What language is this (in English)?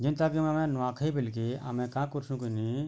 Odia